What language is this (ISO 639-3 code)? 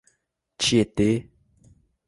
por